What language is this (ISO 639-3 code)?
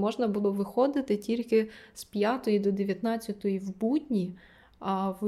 ukr